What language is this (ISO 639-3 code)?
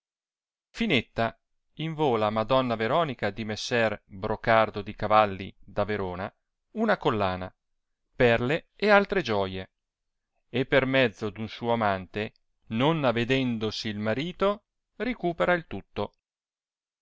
ita